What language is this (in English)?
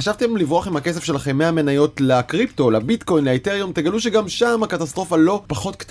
Hebrew